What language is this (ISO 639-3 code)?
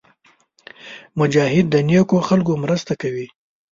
pus